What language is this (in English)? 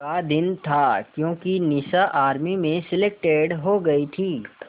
Hindi